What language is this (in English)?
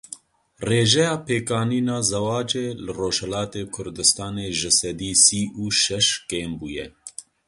Kurdish